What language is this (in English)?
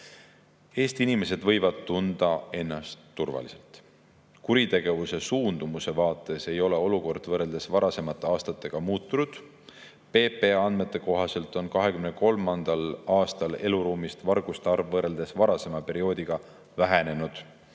Estonian